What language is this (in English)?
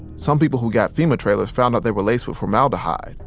English